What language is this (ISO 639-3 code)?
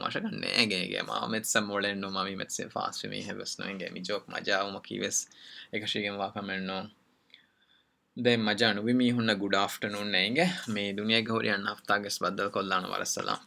urd